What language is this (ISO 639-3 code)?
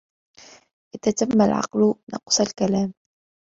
ara